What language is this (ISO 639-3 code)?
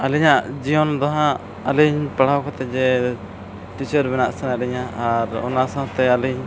sat